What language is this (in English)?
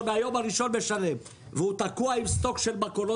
Hebrew